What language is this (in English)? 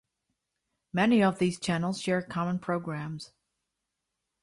English